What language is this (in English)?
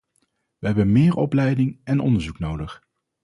Dutch